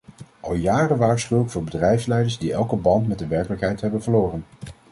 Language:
Dutch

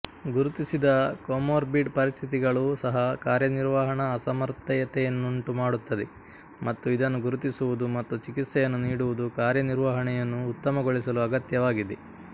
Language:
Kannada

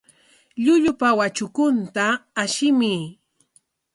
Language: Corongo Ancash Quechua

